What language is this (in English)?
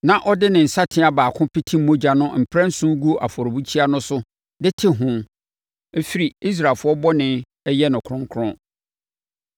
Akan